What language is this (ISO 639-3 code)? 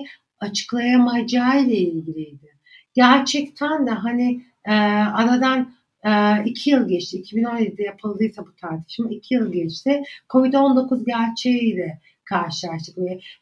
tur